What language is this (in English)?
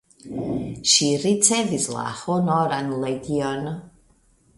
Esperanto